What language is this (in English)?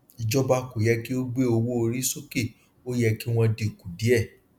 Yoruba